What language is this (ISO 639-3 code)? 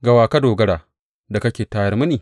hau